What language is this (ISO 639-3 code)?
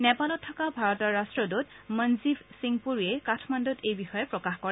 asm